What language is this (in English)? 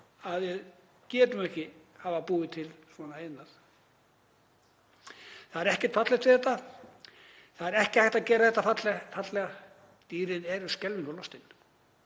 Icelandic